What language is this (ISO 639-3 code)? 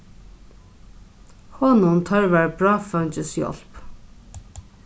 fao